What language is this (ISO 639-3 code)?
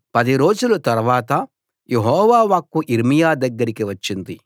tel